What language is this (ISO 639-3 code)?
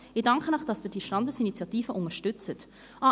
gsw